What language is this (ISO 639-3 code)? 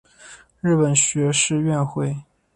zho